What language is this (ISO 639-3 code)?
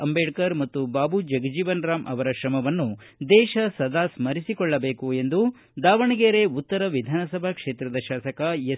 kan